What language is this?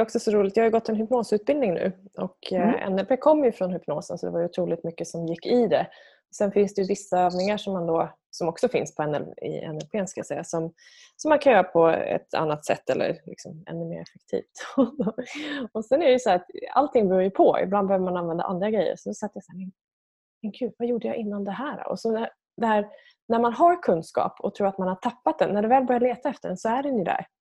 Swedish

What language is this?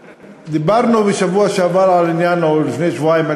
Hebrew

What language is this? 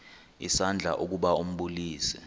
Xhosa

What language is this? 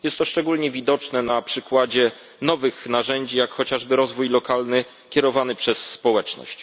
Polish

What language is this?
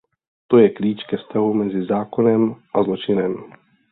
Czech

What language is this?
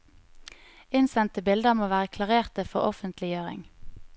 Norwegian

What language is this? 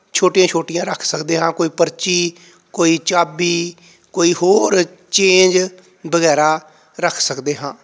Punjabi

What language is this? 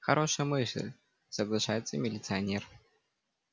Russian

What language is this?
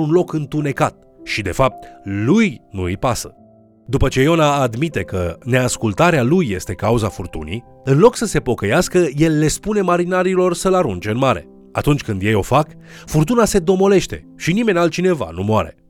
Romanian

